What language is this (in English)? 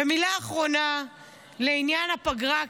Hebrew